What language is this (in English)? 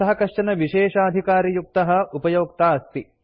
Sanskrit